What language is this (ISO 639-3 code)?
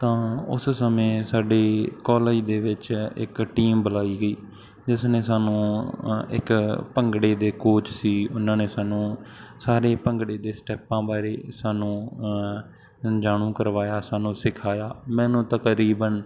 pan